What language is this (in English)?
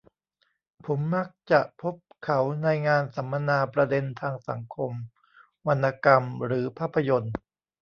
Thai